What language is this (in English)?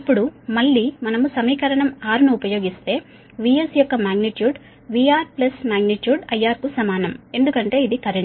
Telugu